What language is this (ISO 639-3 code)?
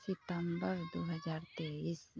mai